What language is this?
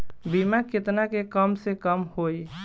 Bhojpuri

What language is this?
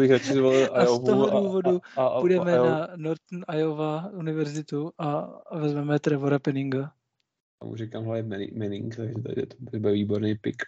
Czech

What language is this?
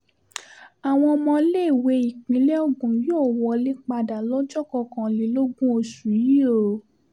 Yoruba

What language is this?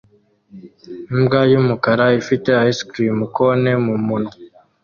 Kinyarwanda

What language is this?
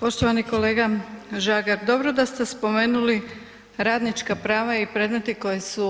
Croatian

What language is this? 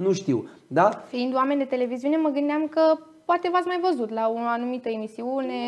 Romanian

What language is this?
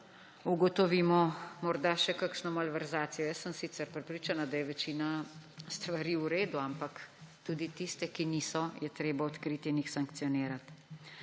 Slovenian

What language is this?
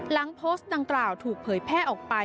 Thai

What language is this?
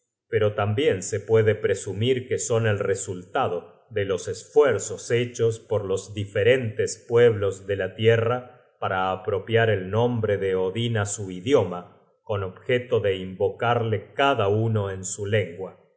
Spanish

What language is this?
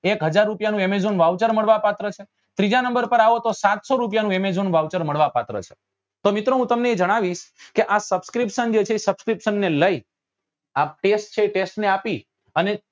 Gujarati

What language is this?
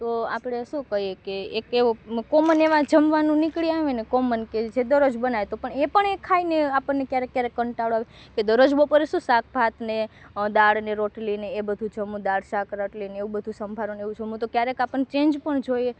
Gujarati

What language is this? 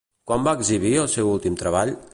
Catalan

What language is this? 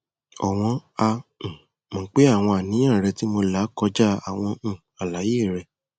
Yoruba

